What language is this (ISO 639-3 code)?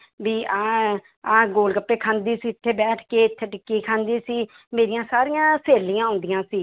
pan